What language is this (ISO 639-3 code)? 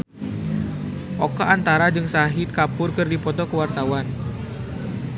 sun